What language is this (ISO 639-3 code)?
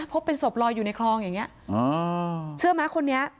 tha